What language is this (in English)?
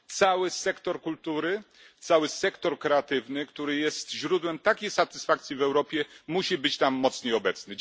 Polish